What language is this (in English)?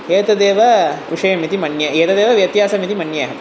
Sanskrit